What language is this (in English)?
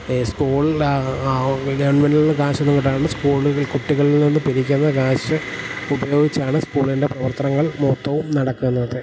Malayalam